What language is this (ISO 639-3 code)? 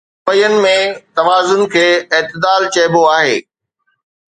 snd